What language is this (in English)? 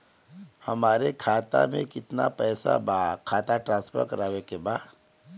Bhojpuri